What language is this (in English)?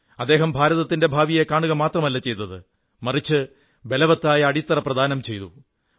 Malayalam